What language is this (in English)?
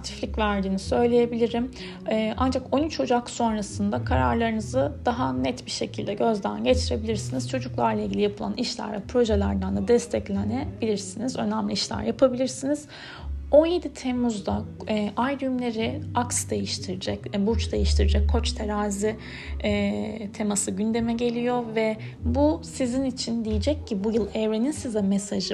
Turkish